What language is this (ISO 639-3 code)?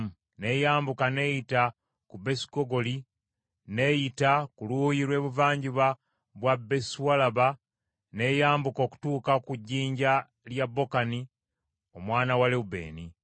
lug